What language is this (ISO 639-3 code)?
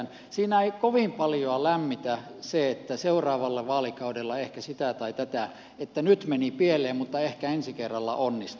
fin